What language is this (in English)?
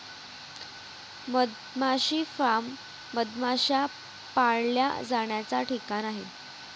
Marathi